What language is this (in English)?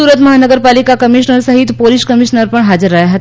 Gujarati